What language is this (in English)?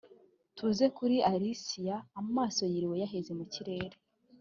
Kinyarwanda